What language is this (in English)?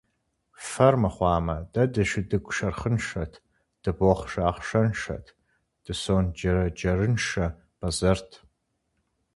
Kabardian